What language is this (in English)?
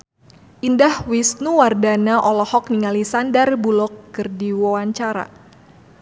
Sundanese